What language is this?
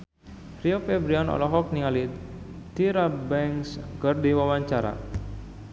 Sundanese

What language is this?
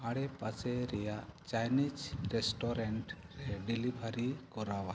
Santali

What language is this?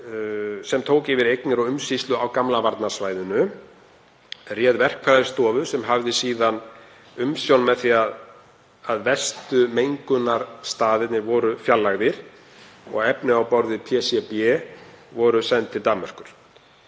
Icelandic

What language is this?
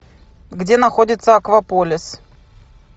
Russian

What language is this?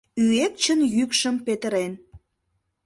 Mari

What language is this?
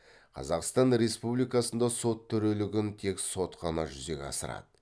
Kazakh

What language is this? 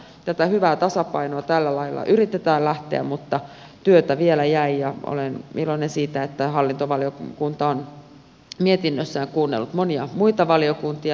Finnish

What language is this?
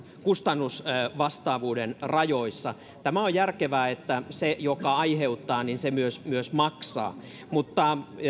Finnish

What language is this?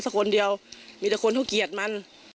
Thai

